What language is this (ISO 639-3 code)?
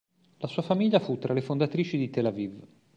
ita